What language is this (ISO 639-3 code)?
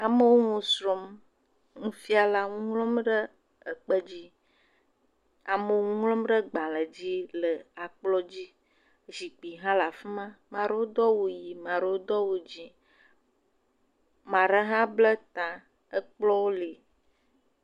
ewe